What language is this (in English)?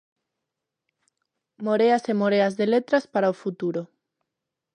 Galician